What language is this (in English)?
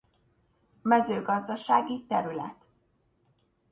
Hungarian